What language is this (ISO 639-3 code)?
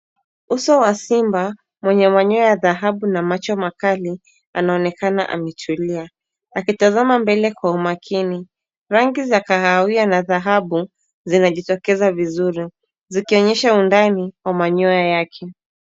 swa